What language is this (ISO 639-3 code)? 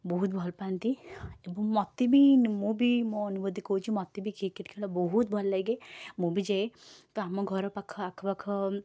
ori